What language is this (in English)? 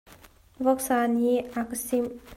Hakha Chin